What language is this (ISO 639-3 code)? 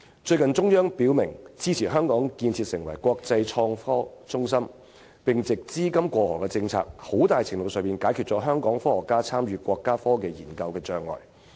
yue